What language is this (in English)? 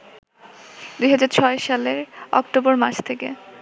Bangla